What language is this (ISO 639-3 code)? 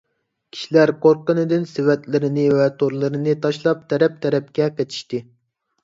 uig